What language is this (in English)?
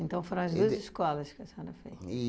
Portuguese